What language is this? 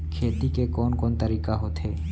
Chhattisgarhi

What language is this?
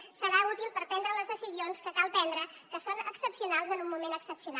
Catalan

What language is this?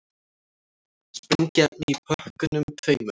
Icelandic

